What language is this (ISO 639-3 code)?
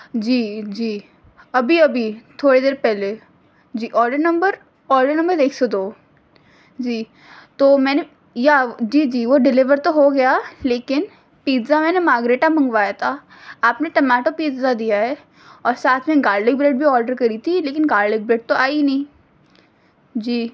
urd